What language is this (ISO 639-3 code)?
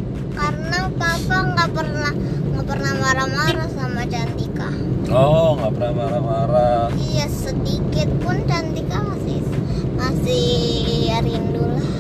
ind